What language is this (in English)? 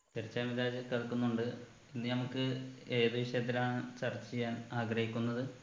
Malayalam